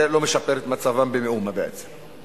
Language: Hebrew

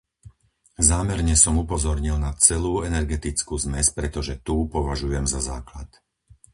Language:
Slovak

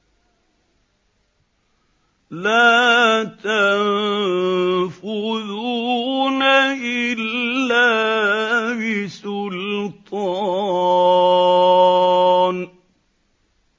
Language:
Arabic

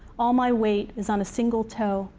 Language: English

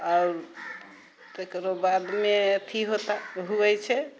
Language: Maithili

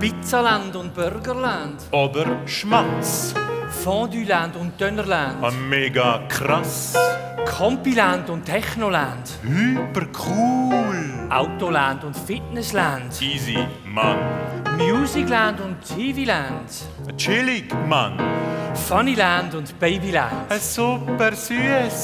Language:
Italian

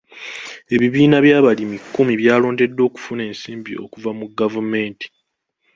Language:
Ganda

